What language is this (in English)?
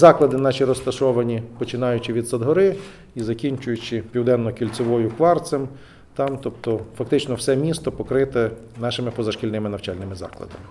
Ukrainian